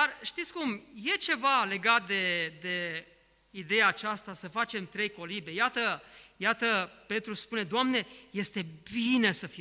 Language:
Romanian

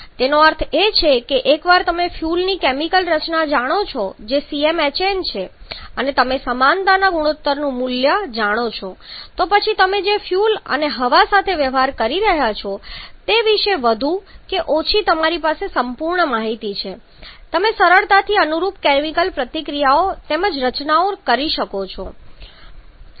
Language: Gujarati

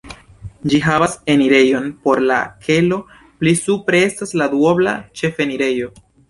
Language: Esperanto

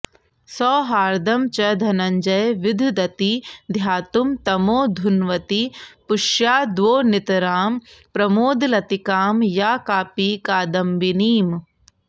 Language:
Sanskrit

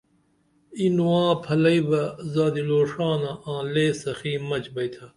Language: Dameli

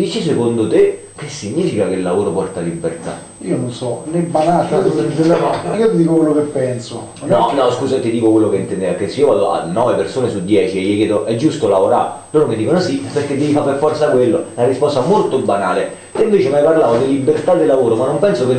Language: Italian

